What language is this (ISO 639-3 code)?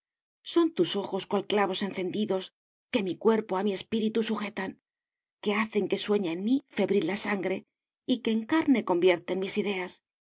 spa